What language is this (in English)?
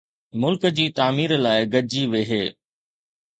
Sindhi